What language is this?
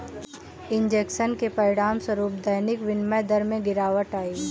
Hindi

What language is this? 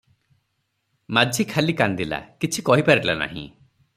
Odia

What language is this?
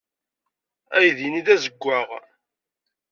Kabyle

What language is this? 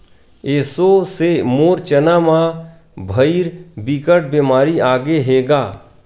Chhattisgarhi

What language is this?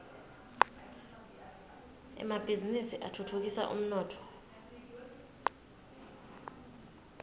Swati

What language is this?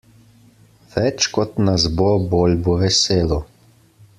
Slovenian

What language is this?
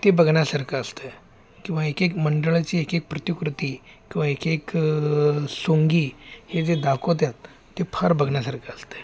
Marathi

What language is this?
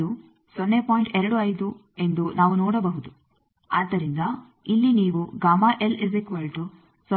Kannada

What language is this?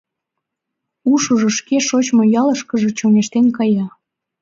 Mari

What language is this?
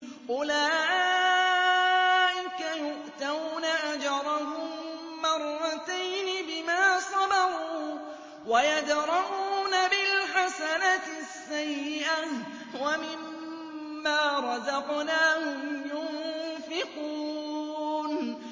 Arabic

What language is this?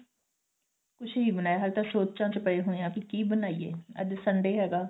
Punjabi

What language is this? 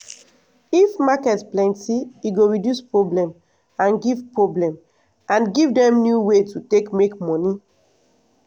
Nigerian Pidgin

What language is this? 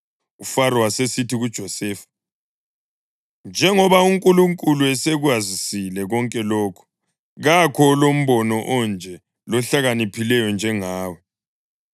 North Ndebele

